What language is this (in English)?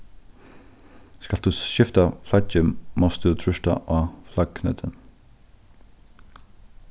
Faroese